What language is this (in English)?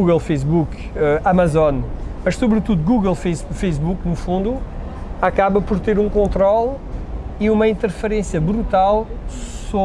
Portuguese